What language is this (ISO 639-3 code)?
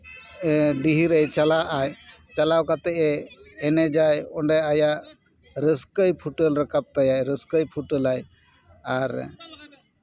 sat